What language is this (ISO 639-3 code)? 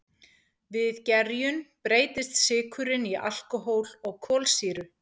isl